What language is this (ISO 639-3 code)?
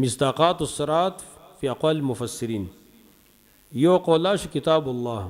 ara